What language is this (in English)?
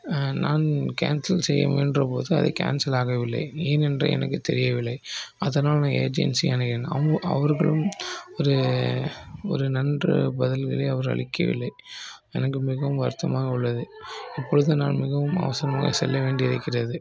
Tamil